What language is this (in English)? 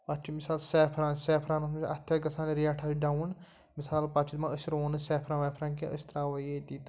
Kashmiri